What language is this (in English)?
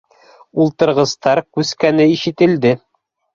Bashkir